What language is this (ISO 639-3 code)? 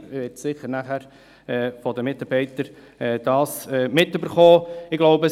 gsw